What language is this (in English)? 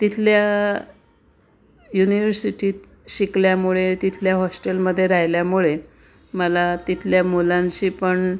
Marathi